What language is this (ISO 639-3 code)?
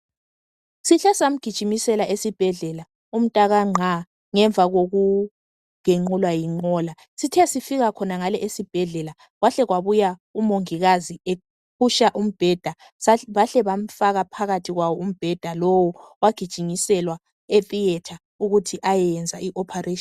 nde